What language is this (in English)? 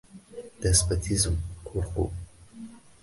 Uzbek